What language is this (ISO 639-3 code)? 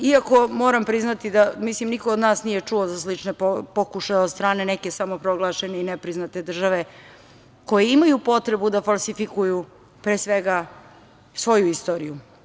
srp